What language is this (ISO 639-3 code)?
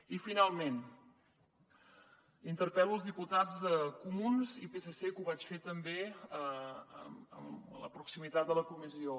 cat